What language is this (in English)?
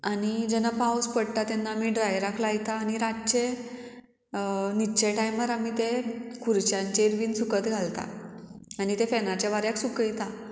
Konkani